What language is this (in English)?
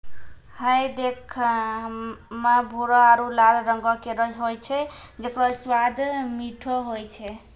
Maithili